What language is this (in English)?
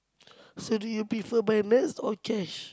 English